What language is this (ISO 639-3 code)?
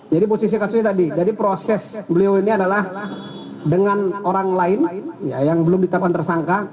ind